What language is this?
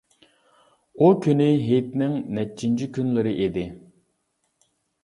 Uyghur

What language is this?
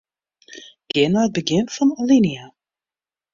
Western Frisian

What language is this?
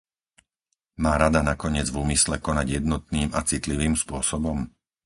Slovak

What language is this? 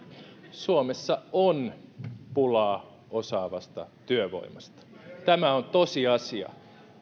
Finnish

